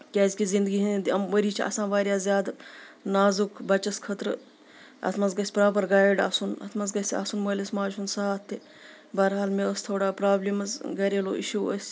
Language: Kashmiri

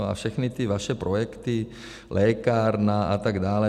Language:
Czech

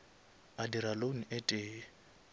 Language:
Northern Sotho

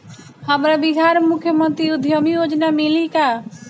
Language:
Bhojpuri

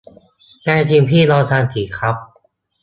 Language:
Thai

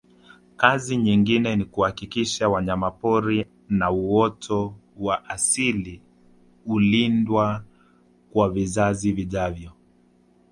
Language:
Swahili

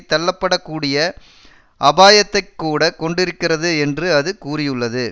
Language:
Tamil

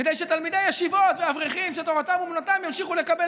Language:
Hebrew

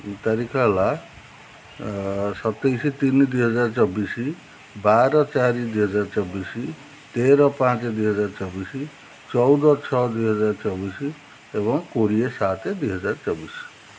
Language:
Odia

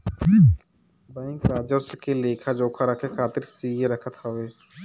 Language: Bhojpuri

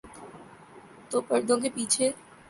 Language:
Urdu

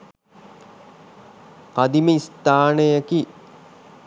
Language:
Sinhala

